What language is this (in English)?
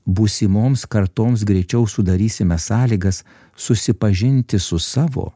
Lithuanian